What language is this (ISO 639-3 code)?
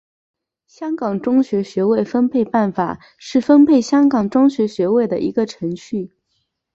zho